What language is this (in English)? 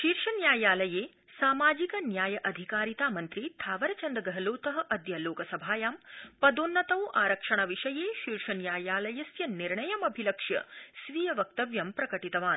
Sanskrit